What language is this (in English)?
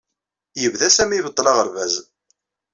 Kabyle